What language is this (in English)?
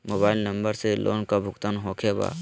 Magahi